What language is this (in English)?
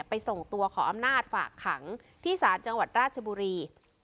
Thai